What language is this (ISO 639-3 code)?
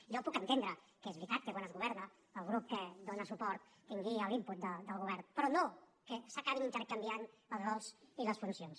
cat